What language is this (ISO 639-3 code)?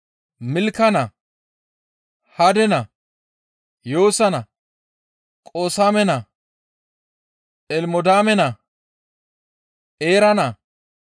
gmv